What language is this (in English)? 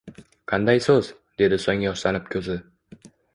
Uzbek